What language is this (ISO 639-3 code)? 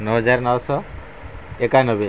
ori